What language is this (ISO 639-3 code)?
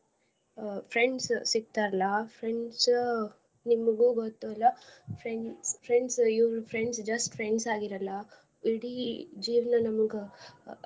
kan